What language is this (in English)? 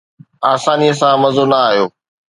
Sindhi